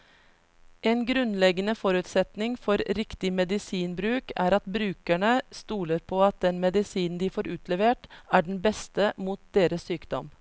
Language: Norwegian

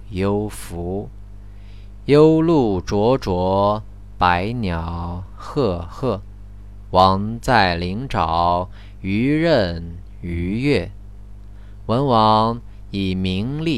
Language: Chinese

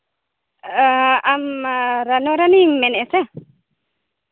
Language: Santali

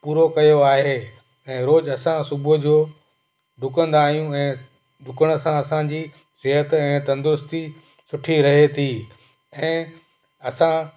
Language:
Sindhi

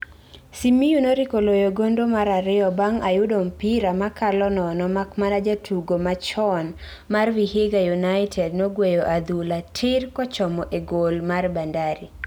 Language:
Luo (Kenya and Tanzania)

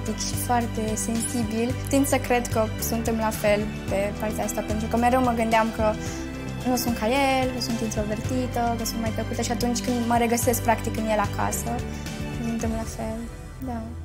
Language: Romanian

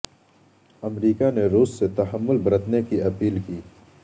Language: Urdu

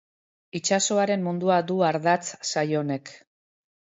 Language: Basque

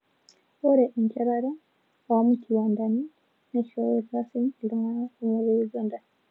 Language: Masai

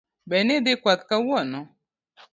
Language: Luo (Kenya and Tanzania)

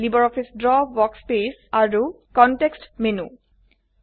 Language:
Assamese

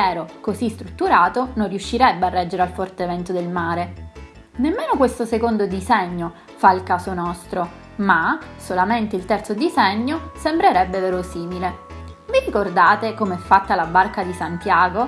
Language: Italian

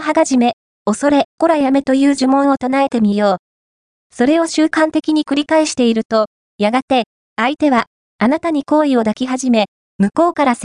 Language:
Japanese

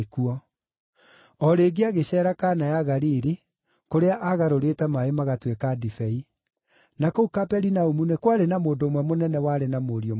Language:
Kikuyu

